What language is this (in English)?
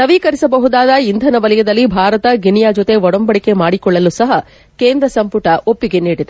Kannada